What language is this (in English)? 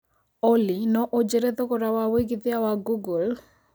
Kikuyu